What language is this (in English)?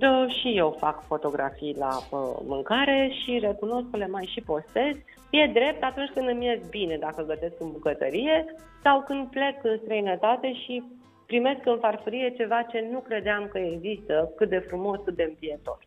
Romanian